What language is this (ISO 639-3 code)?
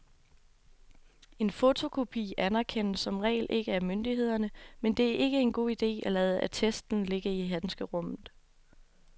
dan